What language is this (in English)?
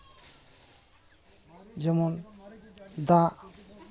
Santali